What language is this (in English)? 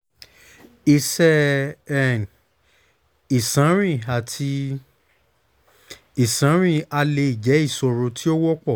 Yoruba